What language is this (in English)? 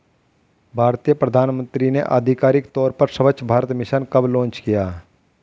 Hindi